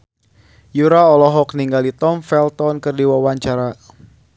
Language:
Sundanese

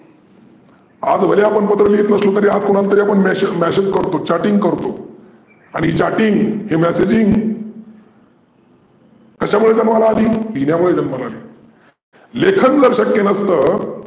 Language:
Marathi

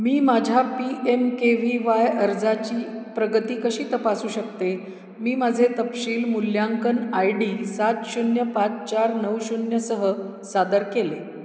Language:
Marathi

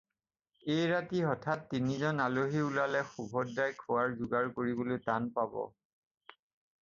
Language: Assamese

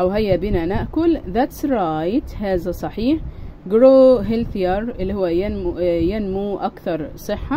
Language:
Arabic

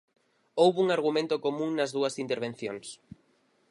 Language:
Galician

